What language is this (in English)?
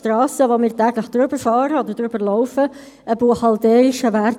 Swiss German